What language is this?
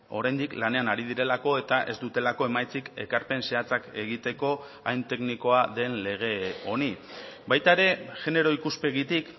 Basque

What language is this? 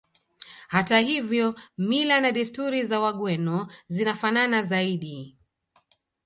Swahili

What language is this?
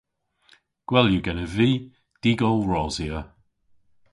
Cornish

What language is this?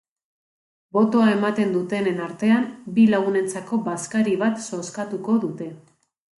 Basque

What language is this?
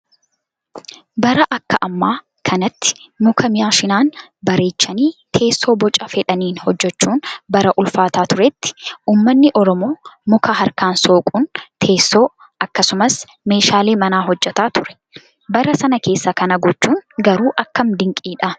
Oromo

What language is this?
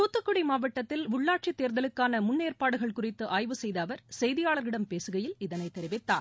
Tamil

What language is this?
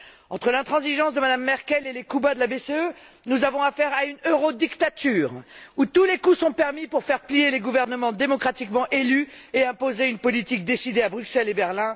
French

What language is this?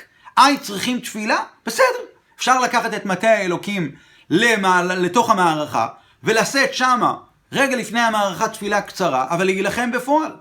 Hebrew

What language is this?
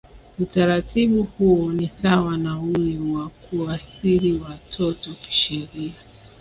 Swahili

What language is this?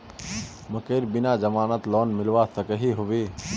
Magahi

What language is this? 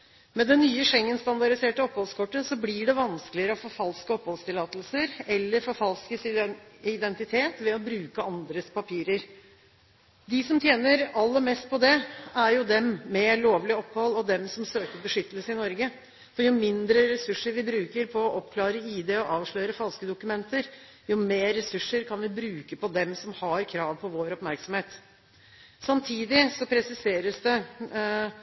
Norwegian Bokmål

